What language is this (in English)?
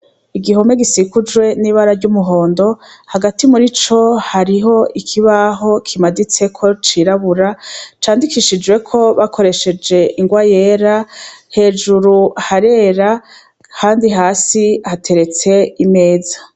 Rundi